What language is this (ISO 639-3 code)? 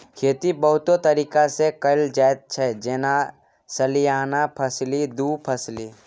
mai